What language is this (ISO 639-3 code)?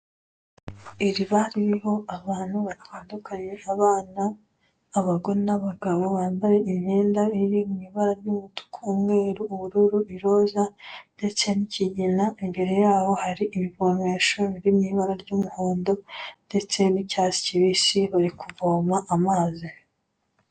kin